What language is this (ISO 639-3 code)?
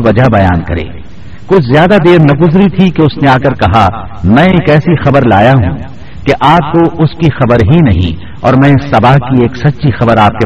urd